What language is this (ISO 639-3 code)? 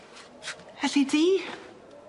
cym